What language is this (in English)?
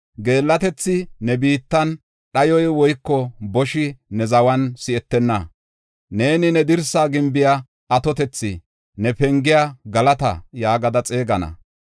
Gofa